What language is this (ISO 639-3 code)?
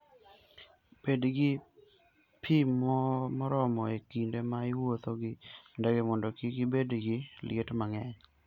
luo